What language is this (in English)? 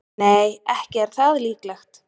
Icelandic